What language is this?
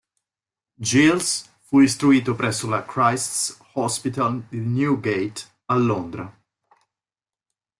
Italian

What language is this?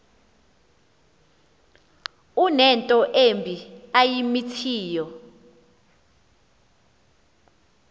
Xhosa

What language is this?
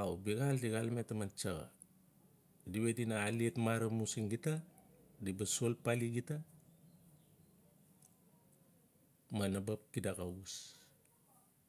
Notsi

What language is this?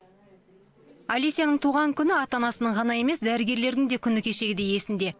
Kazakh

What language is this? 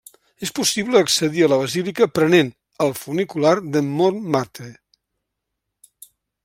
Catalan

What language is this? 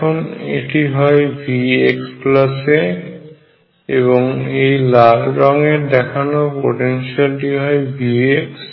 Bangla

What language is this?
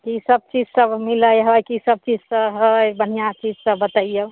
Maithili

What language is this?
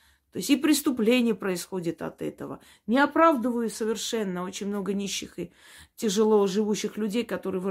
Russian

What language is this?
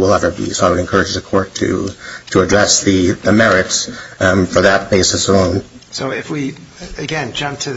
English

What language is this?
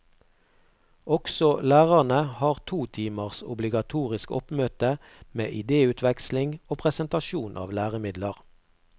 Norwegian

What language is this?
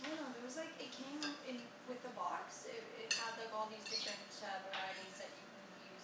English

